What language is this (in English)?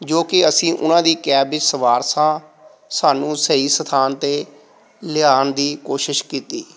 Punjabi